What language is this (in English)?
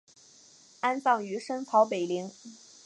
Chinese